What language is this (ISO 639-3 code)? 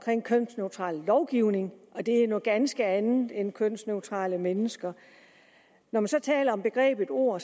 dan